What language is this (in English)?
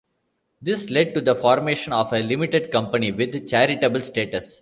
English